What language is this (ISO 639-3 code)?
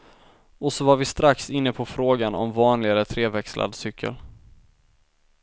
swe